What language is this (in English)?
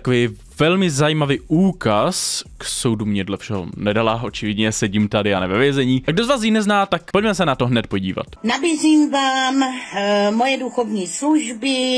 Czech